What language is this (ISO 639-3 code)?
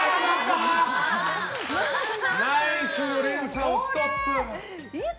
jpn